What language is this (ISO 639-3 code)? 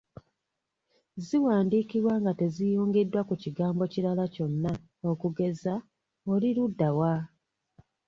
lug